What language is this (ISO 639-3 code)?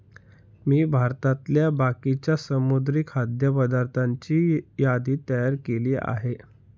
mar